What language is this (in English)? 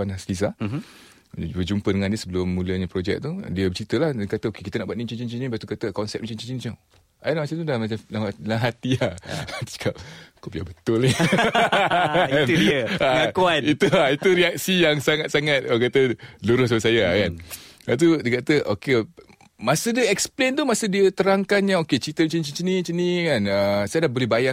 Malay